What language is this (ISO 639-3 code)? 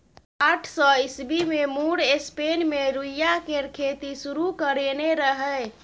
mai